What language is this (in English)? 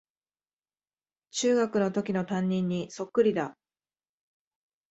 Japanese